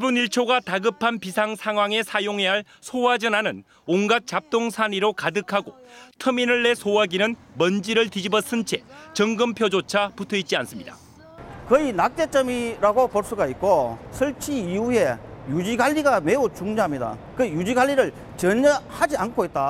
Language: Korean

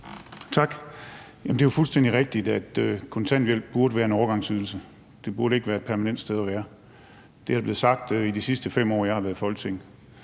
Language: Danish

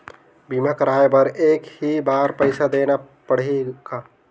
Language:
Chhattisgarhi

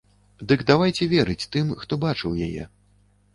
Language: Belarusian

